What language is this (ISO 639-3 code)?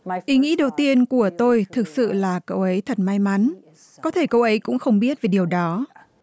vie